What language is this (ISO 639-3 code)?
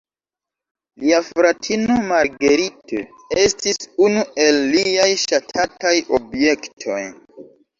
epo